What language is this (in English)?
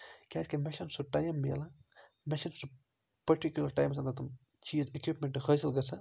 Kashmiri